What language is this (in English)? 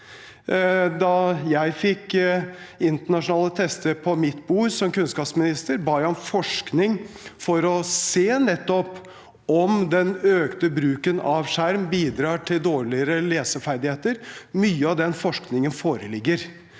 Norwegian